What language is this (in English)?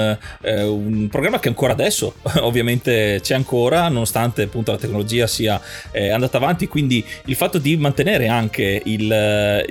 Italian